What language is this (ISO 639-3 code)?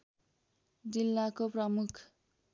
nep